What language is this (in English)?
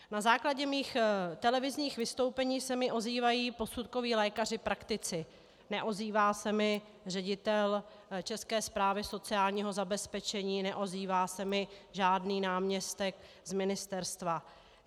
Czech